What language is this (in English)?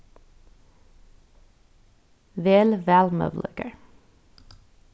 Faroese